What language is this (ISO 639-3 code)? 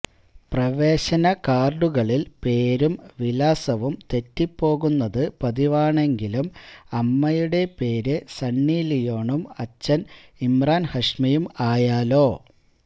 mal